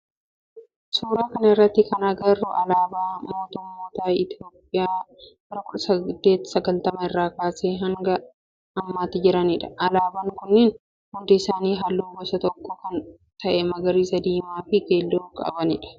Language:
Oromo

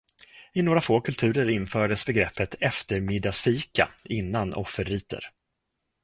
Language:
Swedish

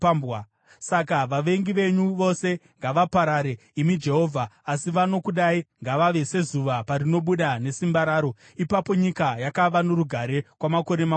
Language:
Shona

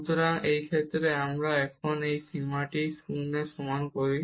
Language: Bangla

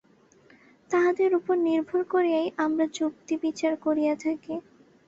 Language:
Bangla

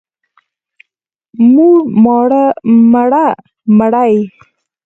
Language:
Pashto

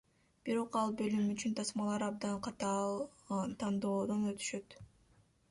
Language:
Kyrgyz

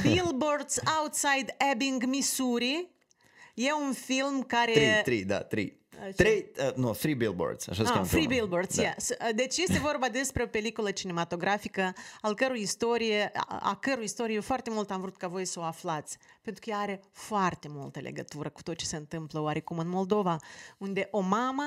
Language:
Romanian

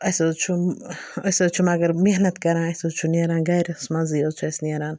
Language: Kashmiri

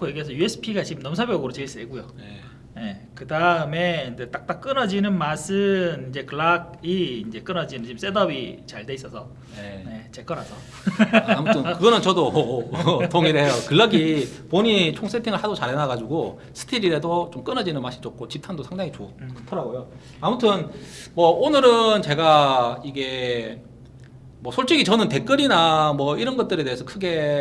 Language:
Korean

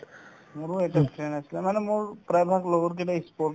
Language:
Assamese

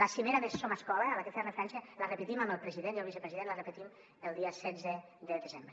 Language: Catalan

